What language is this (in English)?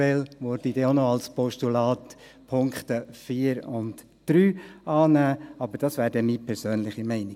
Swiss German